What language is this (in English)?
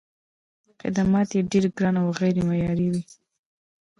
Pashto